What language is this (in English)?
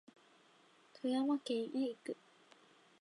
Japanese